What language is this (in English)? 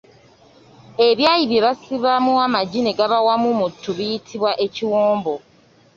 Ganda